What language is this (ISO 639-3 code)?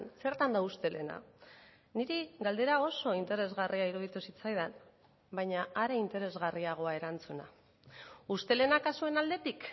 eus